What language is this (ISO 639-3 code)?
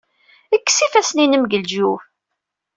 kab